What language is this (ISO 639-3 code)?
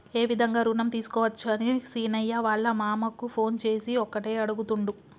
tel